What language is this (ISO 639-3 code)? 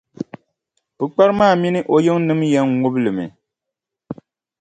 dag